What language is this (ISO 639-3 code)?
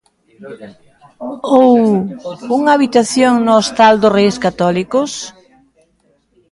glg